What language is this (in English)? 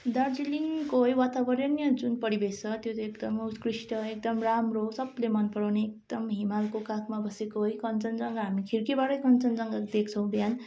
Nepali